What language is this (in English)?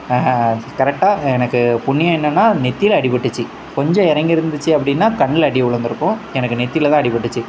Tamil